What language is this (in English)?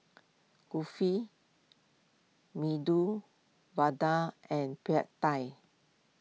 English